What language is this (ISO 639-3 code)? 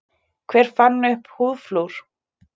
isl